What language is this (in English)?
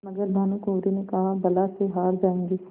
Hindi